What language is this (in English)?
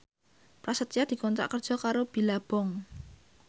Javanese